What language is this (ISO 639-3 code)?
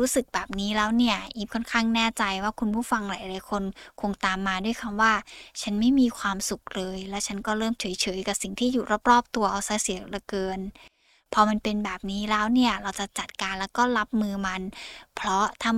tha